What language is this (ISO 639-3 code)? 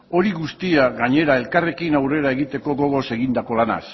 eus